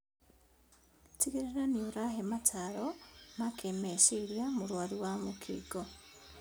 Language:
Kikuyu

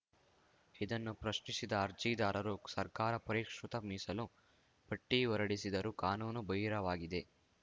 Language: Kannada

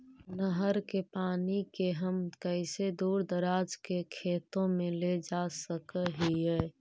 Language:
Magahi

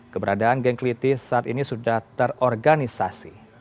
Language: Indonesian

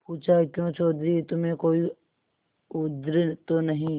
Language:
Hindi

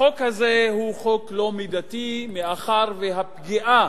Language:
Hebrew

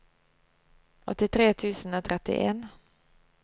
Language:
Norwegian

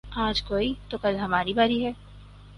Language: Urdu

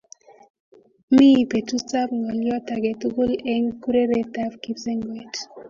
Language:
Kalenjin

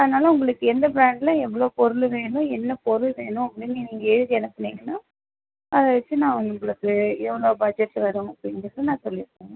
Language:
Tamil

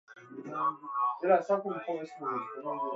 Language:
Persian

